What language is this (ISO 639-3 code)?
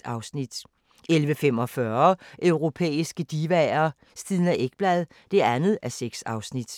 dan